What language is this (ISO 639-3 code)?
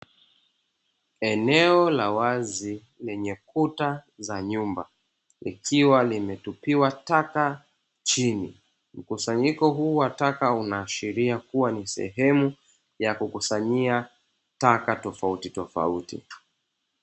swa